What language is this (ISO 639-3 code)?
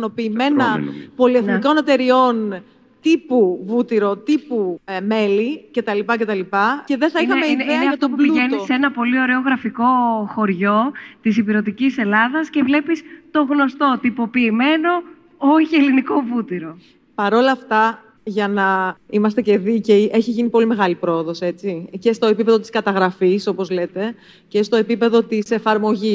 ell